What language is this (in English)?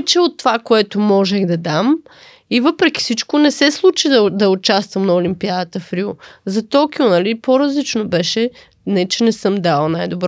Bulgarian